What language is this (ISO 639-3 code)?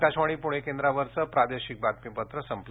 mar